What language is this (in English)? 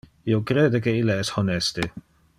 Interlingua